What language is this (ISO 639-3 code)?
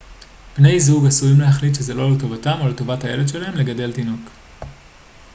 heb